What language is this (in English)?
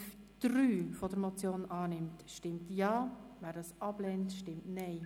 Swiss German